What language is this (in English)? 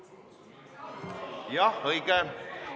Estonian